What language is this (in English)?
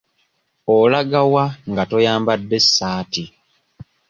Ganda